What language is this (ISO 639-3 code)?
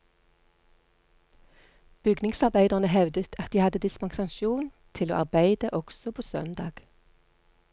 nor